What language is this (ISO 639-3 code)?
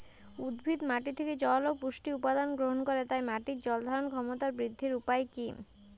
ben